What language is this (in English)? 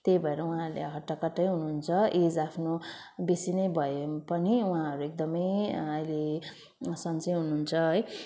Nepali